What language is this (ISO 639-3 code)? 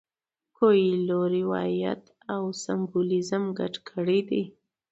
pus